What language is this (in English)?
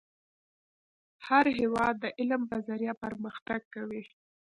Pashto